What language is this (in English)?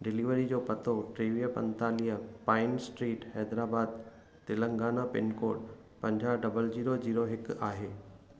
Sindhi